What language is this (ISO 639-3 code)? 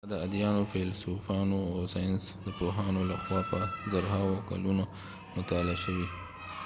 pus